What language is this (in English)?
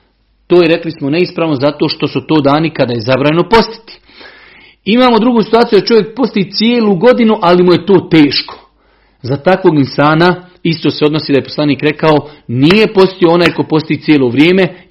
Croatian